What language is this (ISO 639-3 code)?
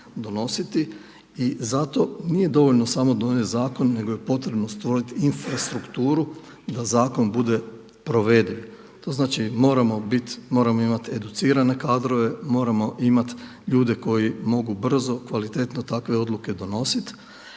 hrv